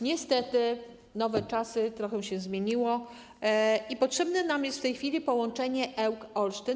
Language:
Polish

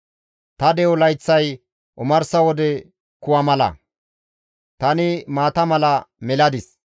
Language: Gamo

